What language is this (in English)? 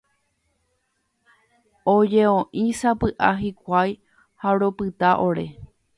Guarani